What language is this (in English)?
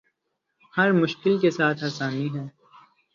Urdu